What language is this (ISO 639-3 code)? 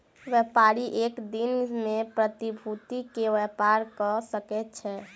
mai